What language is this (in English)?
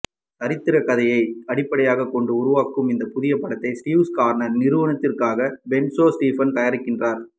Tamil